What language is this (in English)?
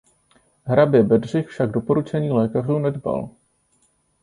Czech